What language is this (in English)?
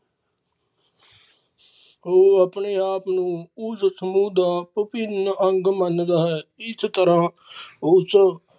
Punjabi